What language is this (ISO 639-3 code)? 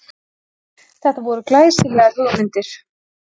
isl